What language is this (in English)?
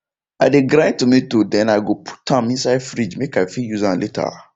Nigerian Pidgin